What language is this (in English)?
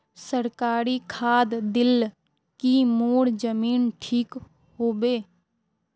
Magahi